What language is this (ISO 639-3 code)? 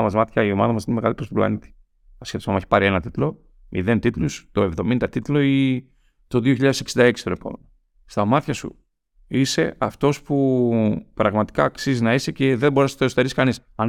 ell